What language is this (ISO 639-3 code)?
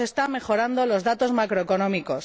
spa